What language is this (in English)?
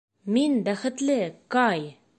Bashkir